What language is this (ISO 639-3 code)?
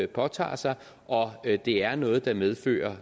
dan